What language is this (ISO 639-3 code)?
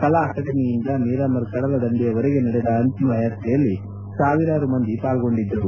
kan